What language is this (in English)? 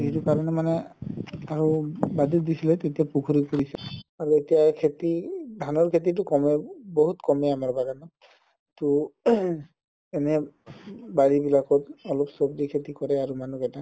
Assamese